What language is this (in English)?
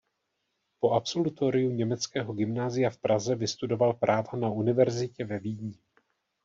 Czech